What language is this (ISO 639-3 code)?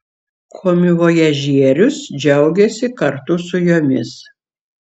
lit